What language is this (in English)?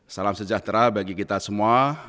Indonesian